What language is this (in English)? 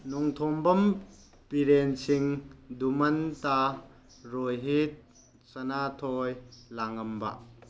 Manipuri